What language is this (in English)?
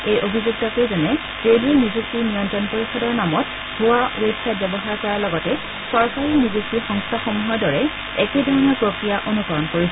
Assamese